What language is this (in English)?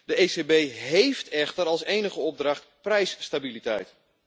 Dutch